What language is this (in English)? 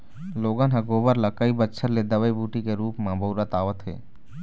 Chhattisgarhi